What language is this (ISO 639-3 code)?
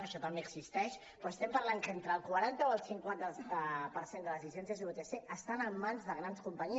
cat